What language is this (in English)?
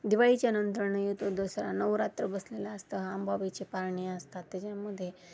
Marathi